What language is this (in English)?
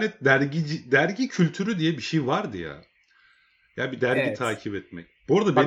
Turkish